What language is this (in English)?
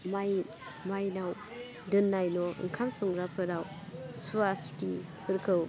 Bodo